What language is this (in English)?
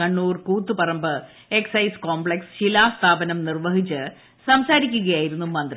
Malayalam